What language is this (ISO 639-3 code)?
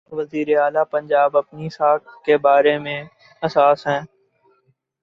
urd